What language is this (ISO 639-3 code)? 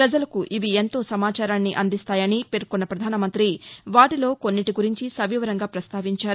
tel